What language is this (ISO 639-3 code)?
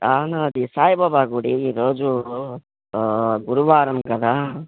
tel